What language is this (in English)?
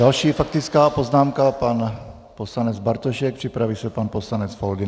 Czech